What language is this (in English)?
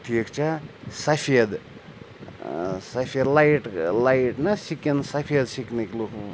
Kashmiri